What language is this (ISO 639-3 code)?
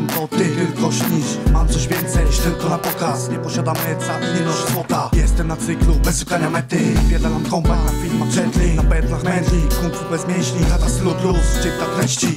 pol